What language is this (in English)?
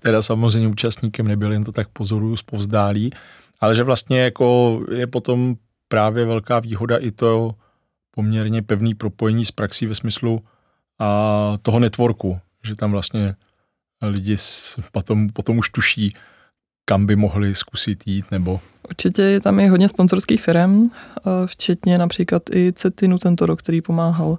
Czech